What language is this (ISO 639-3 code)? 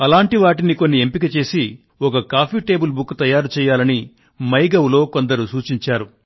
tel